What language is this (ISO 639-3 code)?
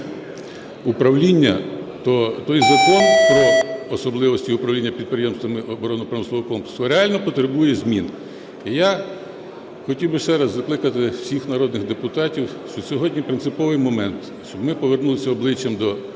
ukr